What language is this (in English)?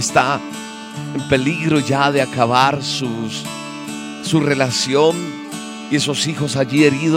Spanish